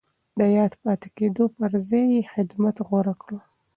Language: Pashto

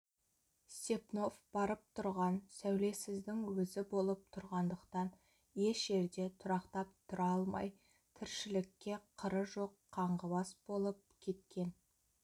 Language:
Kazakh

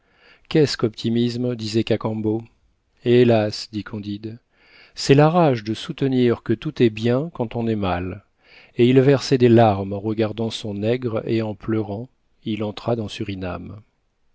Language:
French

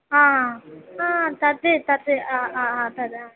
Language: Sanskrit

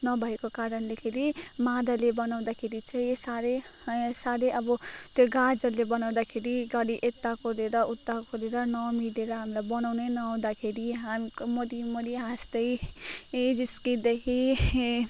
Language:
Nepali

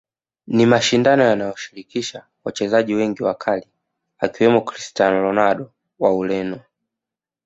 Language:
Swahili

